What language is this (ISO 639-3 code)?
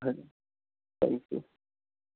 urd